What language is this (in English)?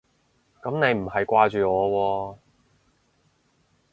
Cantonese